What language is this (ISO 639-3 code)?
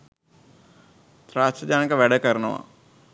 sin